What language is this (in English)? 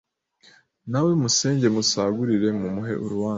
Kinyarwanda